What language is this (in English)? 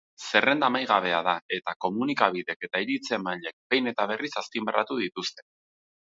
Basque